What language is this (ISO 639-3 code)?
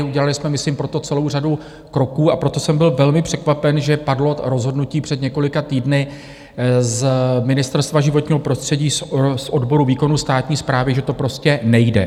ces